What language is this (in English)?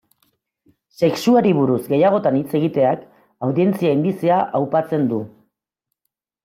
Basque